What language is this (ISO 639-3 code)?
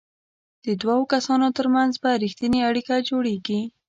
pus